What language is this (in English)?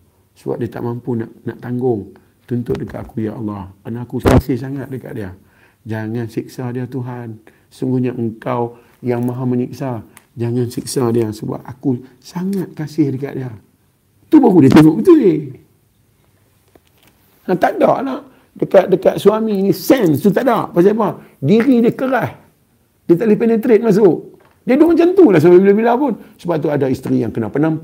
Malay